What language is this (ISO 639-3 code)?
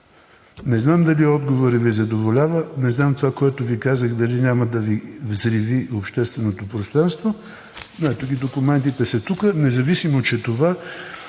bul